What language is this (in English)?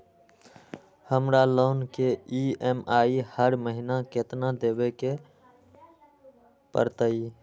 Magahi